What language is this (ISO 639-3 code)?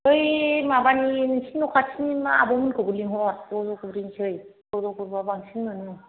brx